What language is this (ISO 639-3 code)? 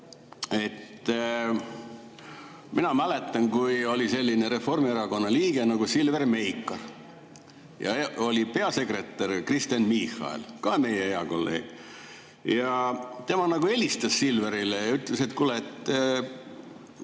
est